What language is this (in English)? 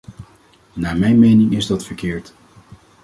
Dutch